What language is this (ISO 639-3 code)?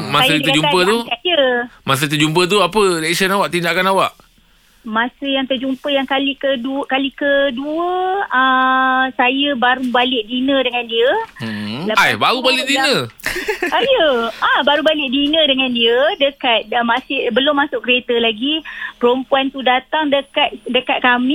msa